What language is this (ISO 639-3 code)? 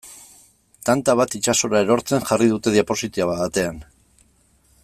eus